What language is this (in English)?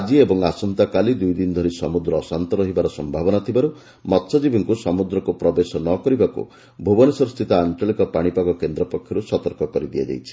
Odia